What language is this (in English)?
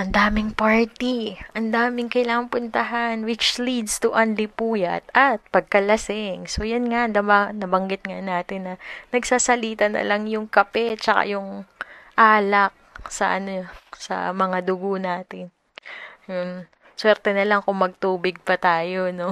Filipino